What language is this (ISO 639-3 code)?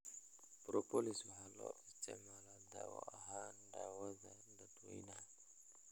som